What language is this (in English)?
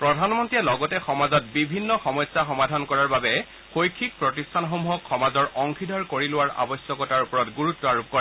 Assamese